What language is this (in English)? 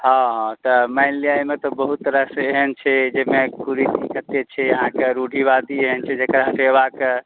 Maithili